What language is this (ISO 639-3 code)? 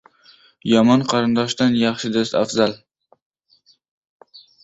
uzb